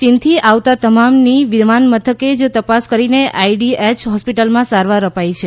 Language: Gujarati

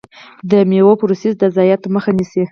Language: Pashto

